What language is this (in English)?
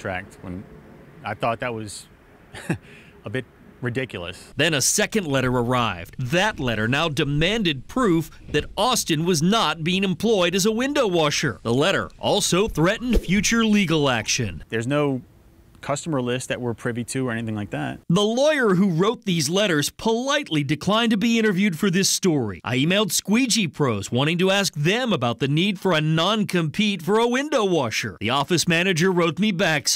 English